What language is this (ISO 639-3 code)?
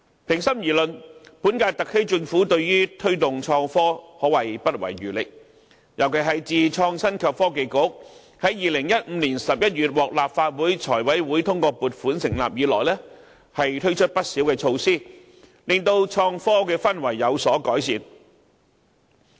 yue